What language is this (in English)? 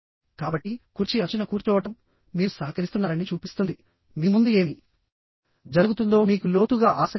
Telugu